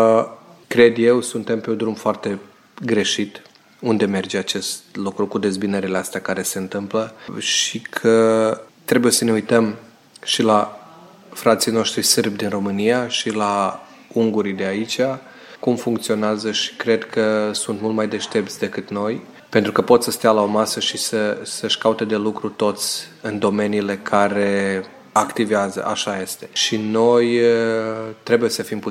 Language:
Romanian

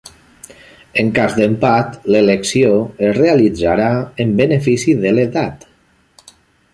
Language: Catalan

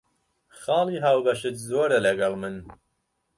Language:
Central Kurdish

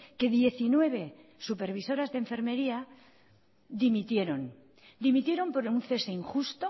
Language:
Spanish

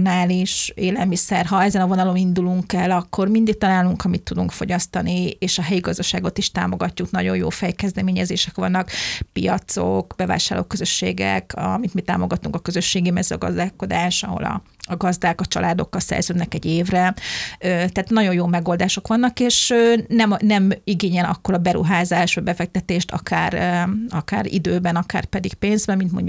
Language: Hungarian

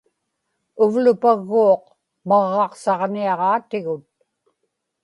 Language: Inupiaq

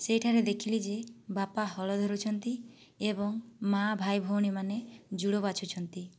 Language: Odia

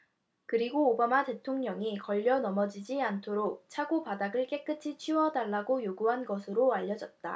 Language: Korean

